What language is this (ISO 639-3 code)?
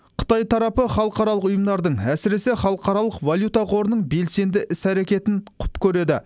kaz